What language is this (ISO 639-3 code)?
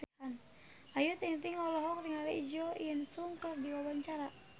sun